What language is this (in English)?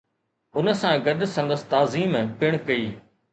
Sindhi